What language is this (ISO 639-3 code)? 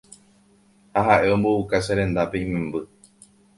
grn